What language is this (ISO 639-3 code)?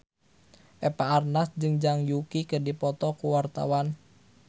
sun